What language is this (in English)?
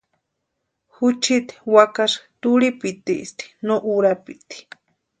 Western Highland Purepecha